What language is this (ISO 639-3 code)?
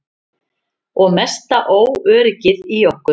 isl